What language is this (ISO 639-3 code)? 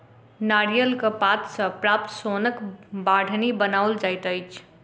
mai